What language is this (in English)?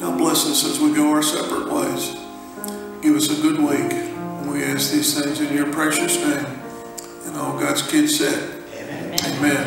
English